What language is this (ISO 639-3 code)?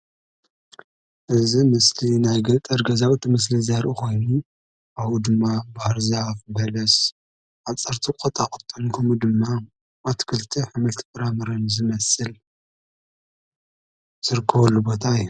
tir